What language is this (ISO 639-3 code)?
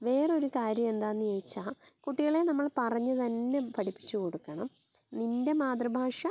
mal